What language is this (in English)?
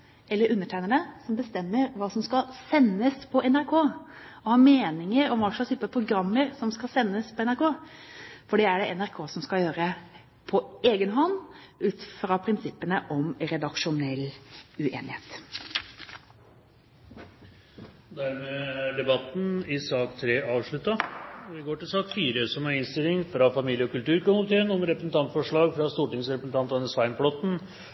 Norwegian